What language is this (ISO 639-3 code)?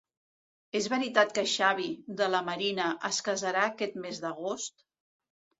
cat